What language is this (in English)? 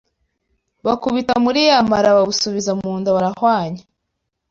Kinyarwanda